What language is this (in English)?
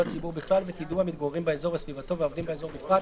Hebrew